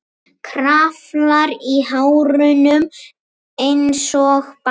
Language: Icelandic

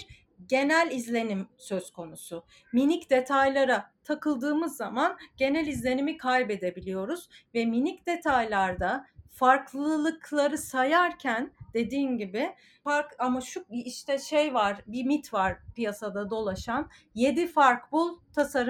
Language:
Turkish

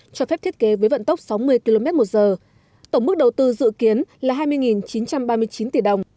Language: Vietnamese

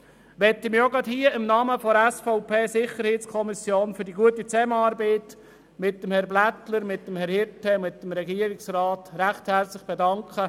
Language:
Swiss German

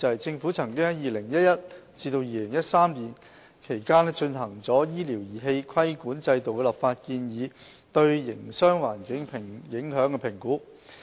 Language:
Cantonese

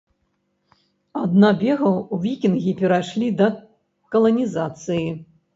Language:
Belarusian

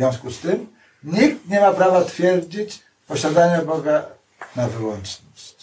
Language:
Polish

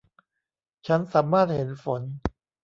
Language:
Thai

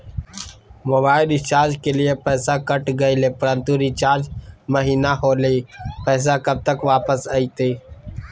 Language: Magahi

